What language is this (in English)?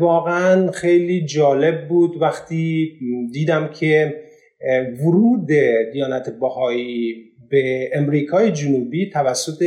Persian